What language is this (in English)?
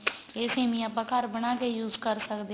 Punjabi